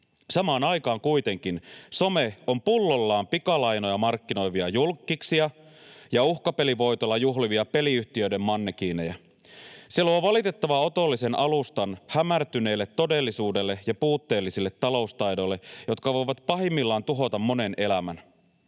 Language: Finnish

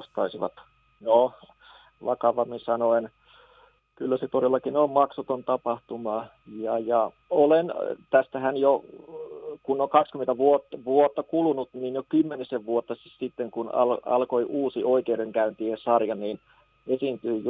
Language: Finnish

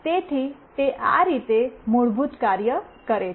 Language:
Gujarati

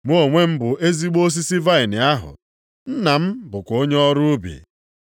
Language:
Igbo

